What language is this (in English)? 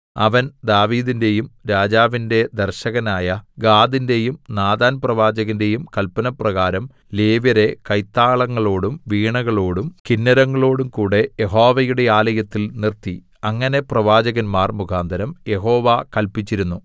Malayalam